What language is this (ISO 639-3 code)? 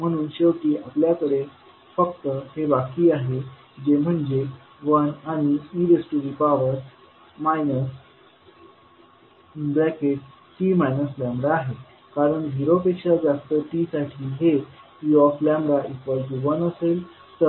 mar